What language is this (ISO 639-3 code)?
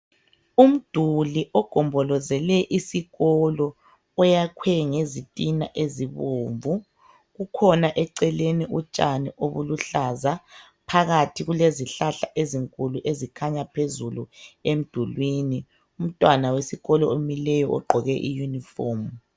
nde